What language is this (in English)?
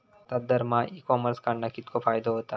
Marathi